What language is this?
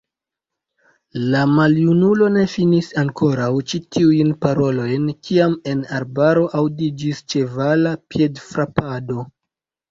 Esperanto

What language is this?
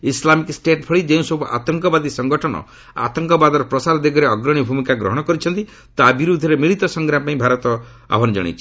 Odia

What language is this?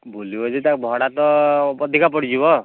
Odia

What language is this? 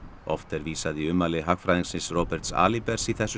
Icelandic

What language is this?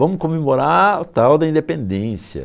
Portuguese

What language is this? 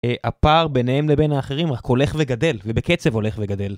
Hebrew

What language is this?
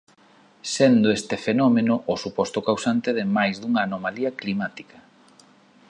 Galician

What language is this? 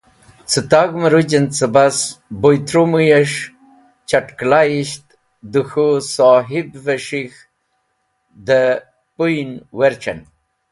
Wakhi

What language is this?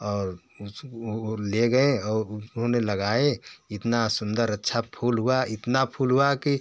Hindi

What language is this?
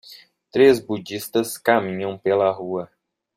Portuguese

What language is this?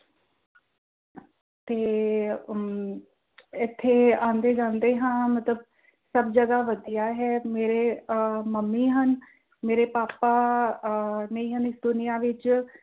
Punjabi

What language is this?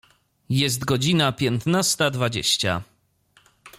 Polish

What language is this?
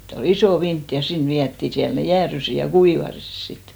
Finnish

